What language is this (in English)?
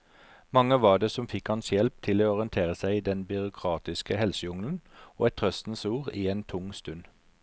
Norwegian